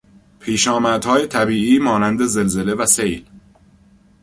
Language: Persian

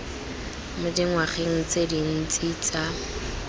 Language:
Tswana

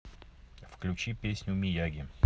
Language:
Russian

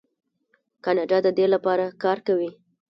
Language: Pashto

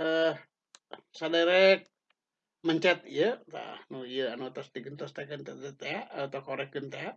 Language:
Indonesian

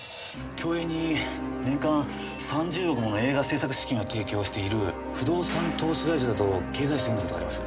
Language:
Japanese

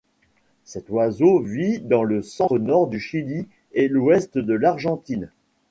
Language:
French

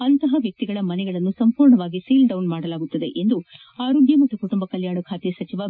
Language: Kannada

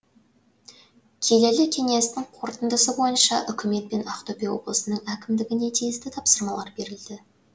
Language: Kazakh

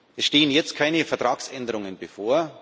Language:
German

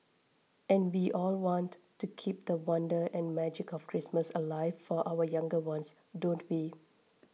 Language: English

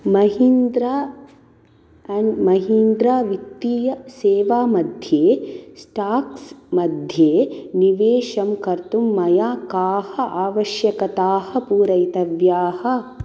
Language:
Sanskrit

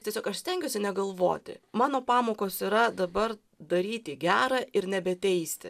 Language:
Lithuanian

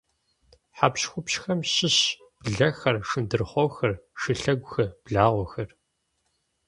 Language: Kabardian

